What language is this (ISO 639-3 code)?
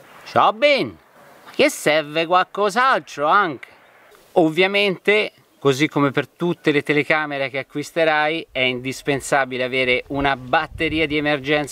ita